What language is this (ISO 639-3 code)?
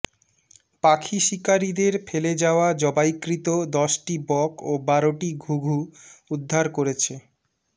ben